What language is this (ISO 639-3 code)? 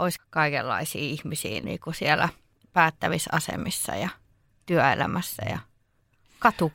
fin